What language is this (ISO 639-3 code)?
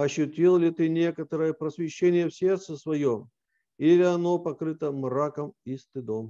rus